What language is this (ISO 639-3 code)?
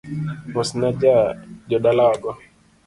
luo